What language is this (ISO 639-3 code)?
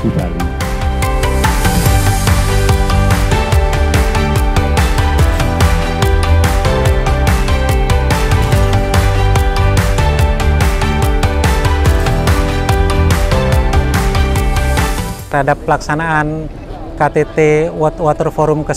ind